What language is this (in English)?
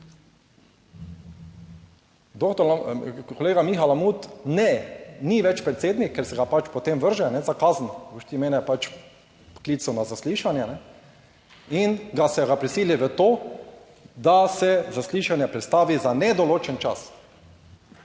Slovenian